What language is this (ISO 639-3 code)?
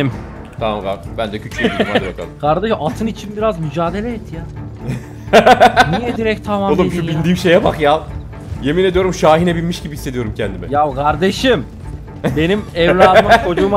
tur